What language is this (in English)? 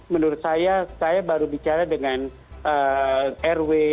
Indonesian